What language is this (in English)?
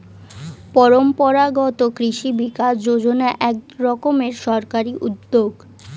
Bangla